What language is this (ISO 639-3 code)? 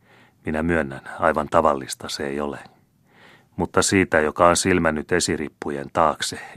fin